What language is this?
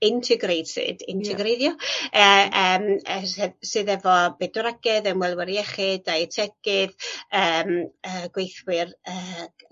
Welsh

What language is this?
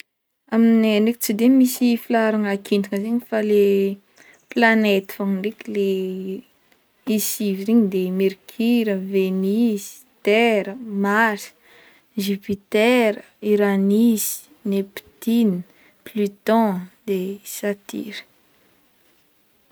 Northern Betsimisaraka Malagasy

